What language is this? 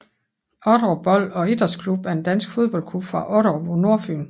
Danish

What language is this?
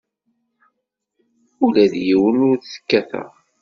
Kabyle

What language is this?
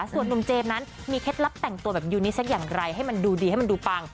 Thai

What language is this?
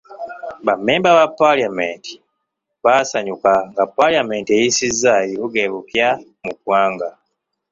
Ganda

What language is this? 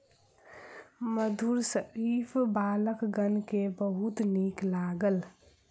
Maithili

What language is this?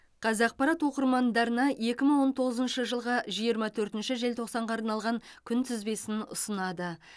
Kazakh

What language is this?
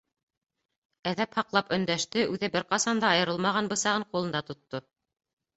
Bashkir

